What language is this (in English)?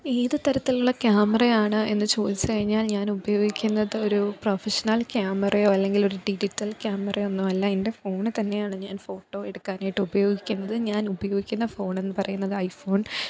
Malayalam